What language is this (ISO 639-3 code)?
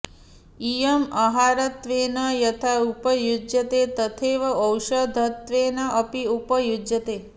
san